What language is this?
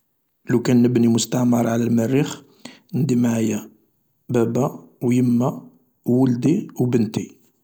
Algerian Arabic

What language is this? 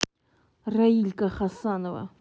Russian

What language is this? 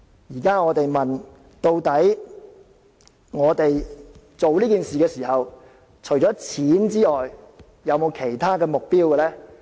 Cantonese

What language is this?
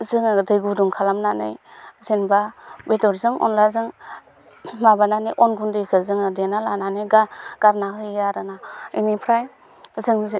Bodo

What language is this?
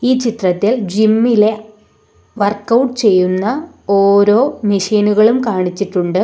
Malayalam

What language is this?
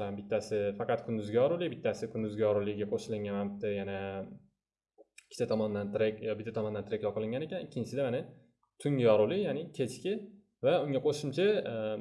Turkish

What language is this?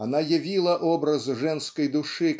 Russian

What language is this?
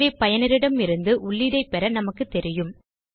Tamil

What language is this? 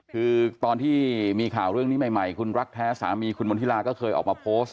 Thai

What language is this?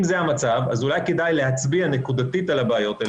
Hebrew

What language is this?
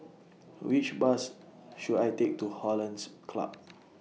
English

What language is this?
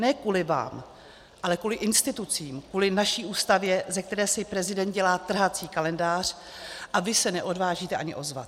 Czech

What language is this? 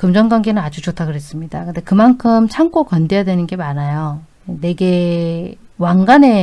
Korean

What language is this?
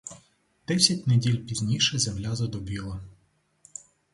Ukrainian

